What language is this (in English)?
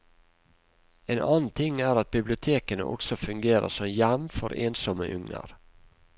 Norwegian